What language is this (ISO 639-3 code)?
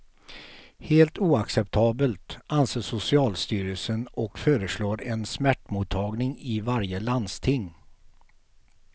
swe